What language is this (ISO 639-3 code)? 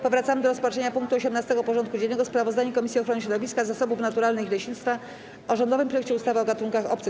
pol